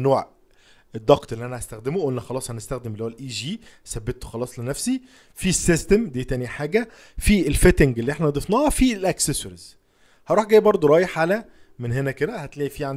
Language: Arabic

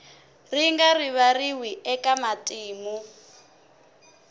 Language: Tsonga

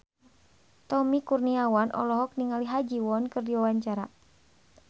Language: Sundanese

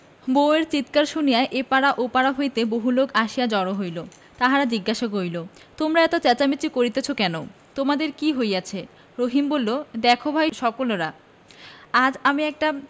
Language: Bangla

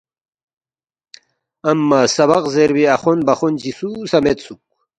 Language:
Balti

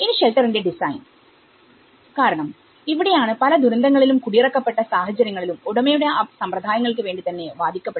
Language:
Malayalam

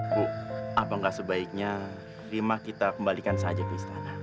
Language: Indonesian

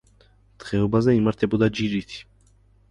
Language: Georgian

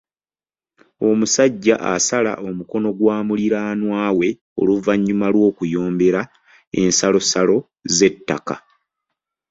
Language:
Ganda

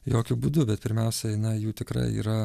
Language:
Lithuanian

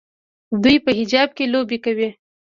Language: Pashto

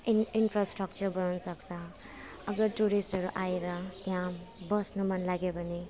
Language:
Nepali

